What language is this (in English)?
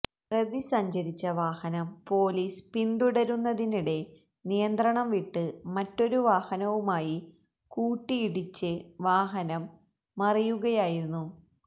Malayalam